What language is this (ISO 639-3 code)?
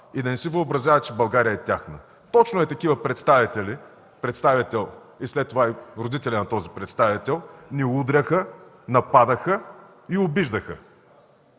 bul